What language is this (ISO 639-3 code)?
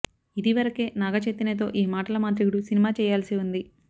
tel